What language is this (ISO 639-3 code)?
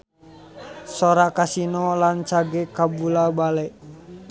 sun